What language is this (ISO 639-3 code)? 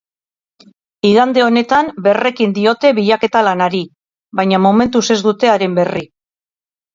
eus